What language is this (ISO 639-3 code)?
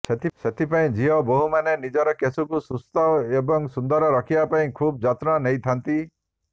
ori